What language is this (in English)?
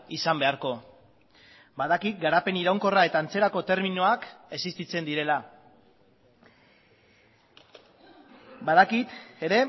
Basque